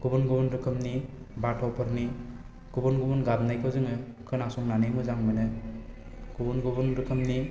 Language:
Bodo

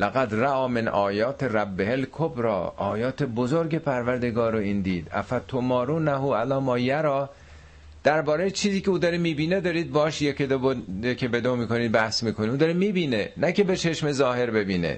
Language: Persian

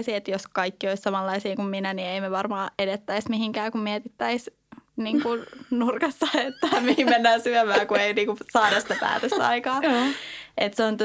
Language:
Finnish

